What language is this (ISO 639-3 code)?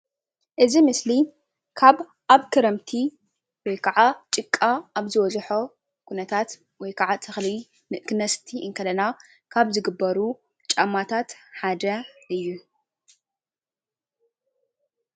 tir